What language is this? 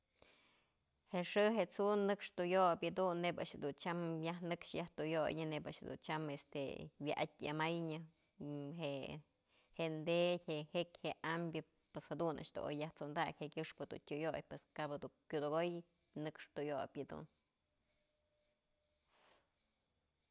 Mazatlán Mixe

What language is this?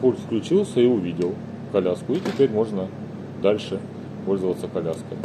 Russian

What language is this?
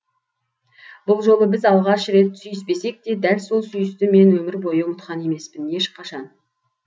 Kazakh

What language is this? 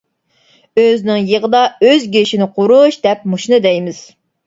Uyghur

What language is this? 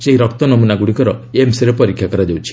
Odia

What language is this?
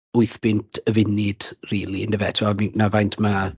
Welsh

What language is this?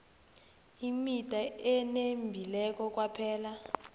South Ndebele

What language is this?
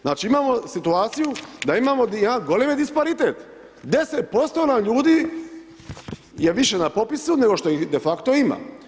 Croatian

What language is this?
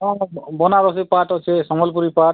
Odia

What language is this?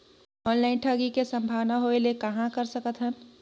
Chhattisgarhi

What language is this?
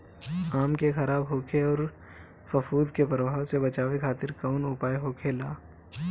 Bhojpuri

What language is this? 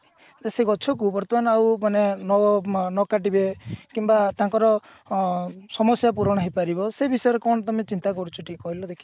Odia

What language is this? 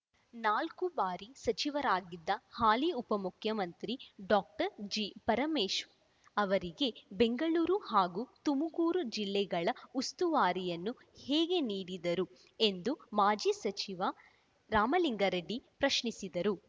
Kannada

